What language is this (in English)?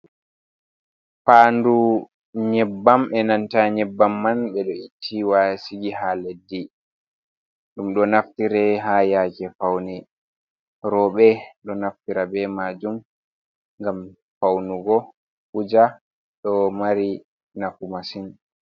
Fula